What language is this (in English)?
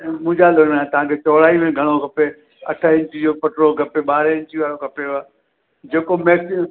Sindhi